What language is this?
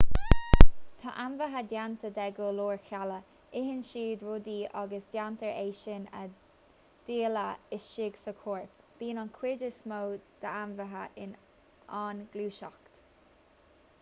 Irish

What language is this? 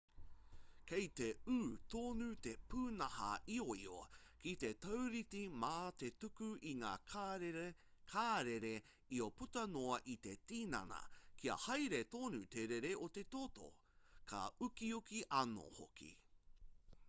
Māori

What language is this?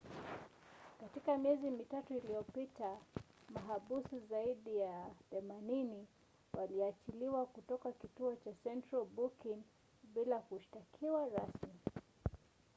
Swahili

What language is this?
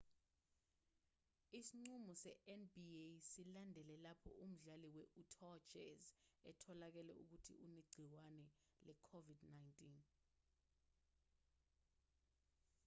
Zulu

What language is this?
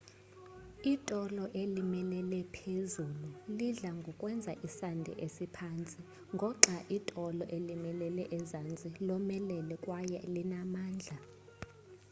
Xhosa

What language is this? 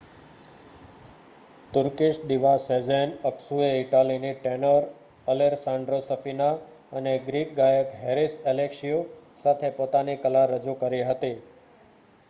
Gujarati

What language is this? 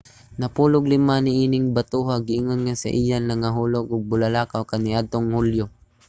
Cebuano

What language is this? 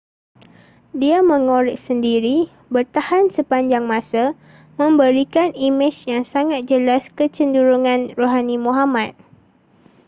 Malay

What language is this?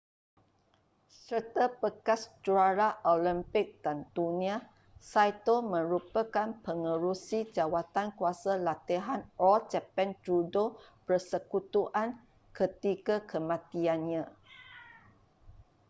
Malay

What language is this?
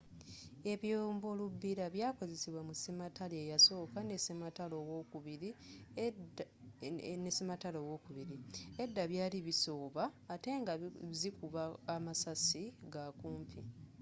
Ganda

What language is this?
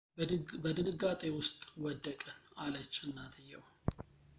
Amharic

